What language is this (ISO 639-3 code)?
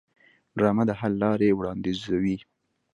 pus